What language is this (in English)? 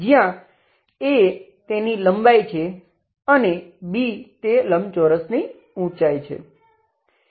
Gujarati